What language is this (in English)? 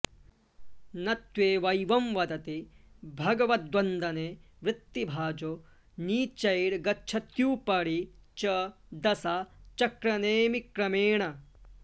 Sanskrit